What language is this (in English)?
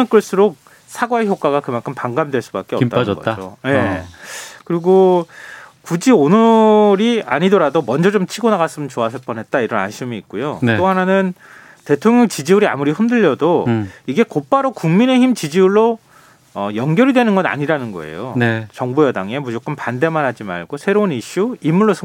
Korean